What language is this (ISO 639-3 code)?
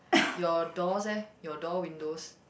eng